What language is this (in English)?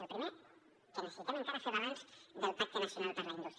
Catalan